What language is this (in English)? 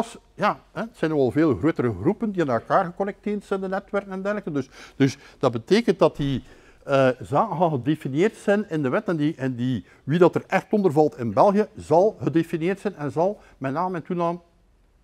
Dutch